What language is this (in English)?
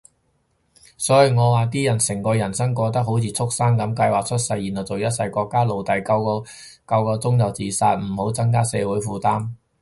Cantonese